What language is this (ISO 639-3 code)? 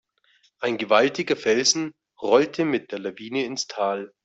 deu